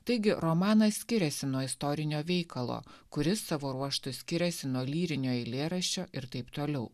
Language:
Lithuanian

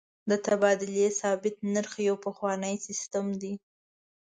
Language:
Pashto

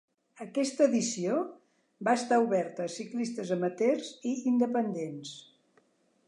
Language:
Catalan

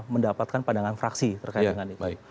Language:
Indonesian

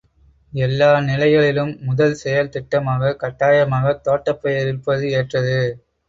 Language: Tamil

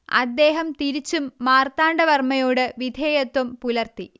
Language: Malayalam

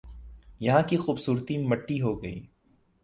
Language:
Urdu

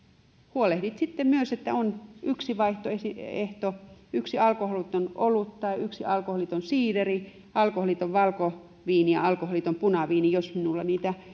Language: Finnish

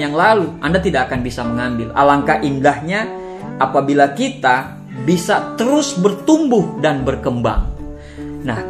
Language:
Indonesian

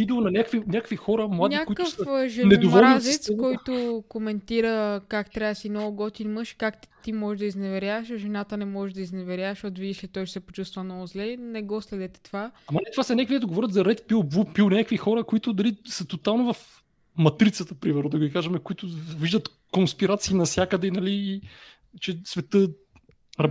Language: Bulgarian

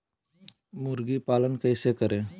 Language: Magahi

